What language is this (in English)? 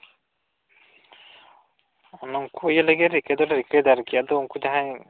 Santali